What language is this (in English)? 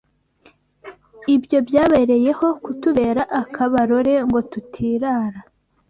Kinyarwanda